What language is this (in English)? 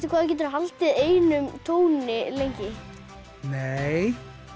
Icelandic